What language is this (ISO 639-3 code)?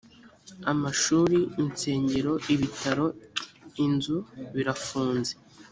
kin